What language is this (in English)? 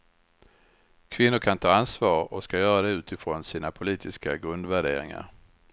Swedish